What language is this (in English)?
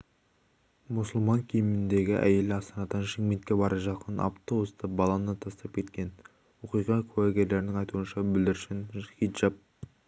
Kazakh